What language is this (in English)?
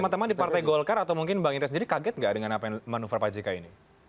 Indonesian